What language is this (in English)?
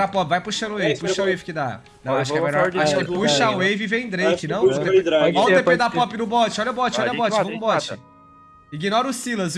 Portuguese